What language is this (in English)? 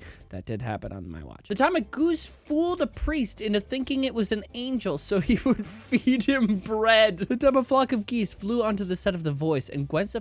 English